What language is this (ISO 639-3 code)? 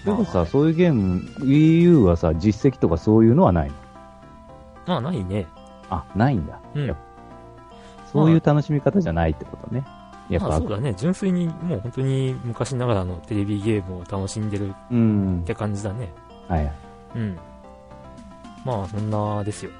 jpn